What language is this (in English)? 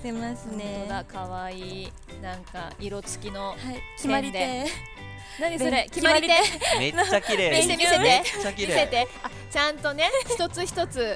Japanese